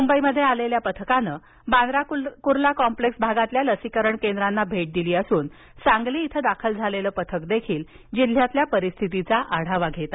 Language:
Marathi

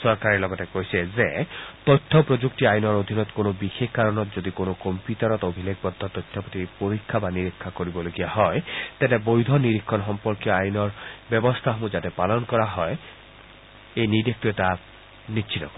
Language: Assamese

